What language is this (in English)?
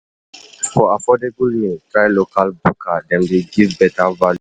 Nigerian Pidgin